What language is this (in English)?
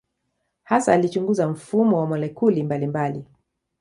Swahili